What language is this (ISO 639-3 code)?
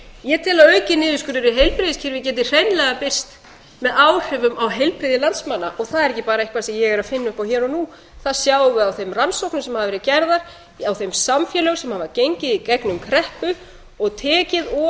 isl